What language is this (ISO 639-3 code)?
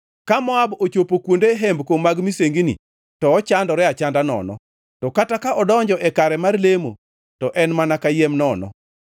luo